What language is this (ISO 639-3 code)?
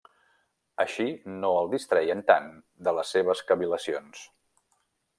cat